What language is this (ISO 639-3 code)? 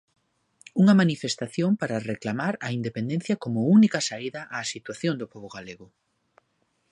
glg